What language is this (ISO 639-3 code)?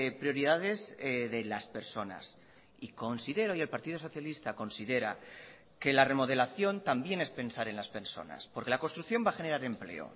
spa